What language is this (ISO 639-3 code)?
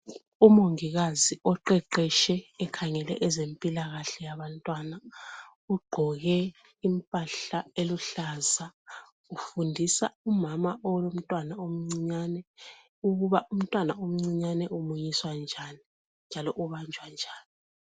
nde